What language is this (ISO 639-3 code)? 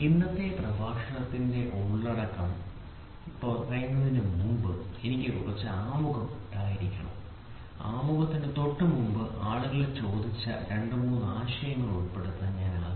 mal